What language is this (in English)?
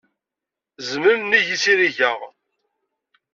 Kabyle